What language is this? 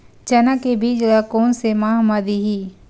Chhattisgarhi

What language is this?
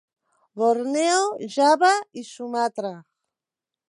Catalan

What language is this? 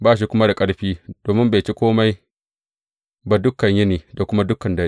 Hausa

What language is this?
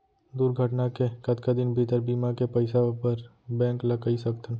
Chhattisgarhi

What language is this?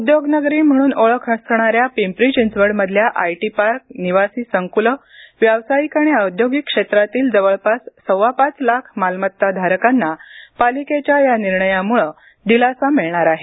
Marathi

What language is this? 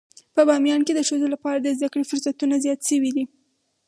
Pashto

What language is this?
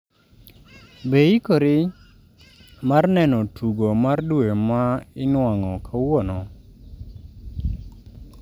Luo (Kenya and Tanzania)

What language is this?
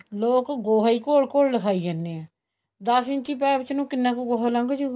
Punjabi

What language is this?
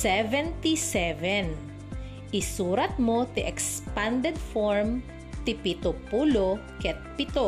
Filipino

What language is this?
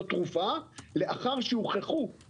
Hebrew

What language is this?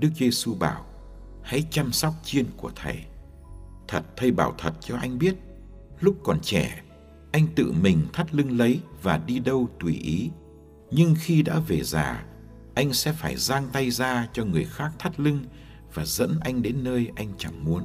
Vietnamese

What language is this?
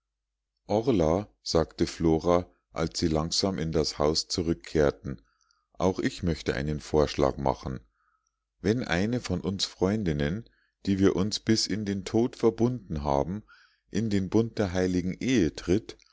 German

